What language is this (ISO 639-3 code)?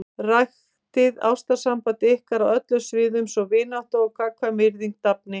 isl